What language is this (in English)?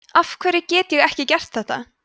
Icelandic